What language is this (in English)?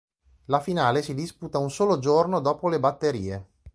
Italian